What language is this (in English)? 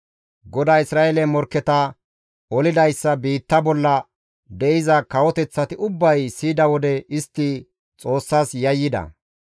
Gamo